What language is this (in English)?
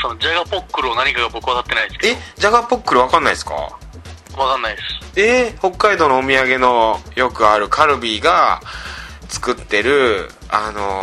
Japanese